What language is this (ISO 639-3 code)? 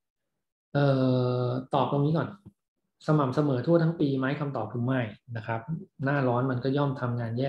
tha